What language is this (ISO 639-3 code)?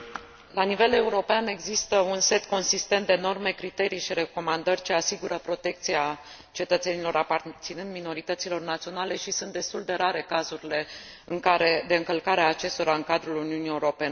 ron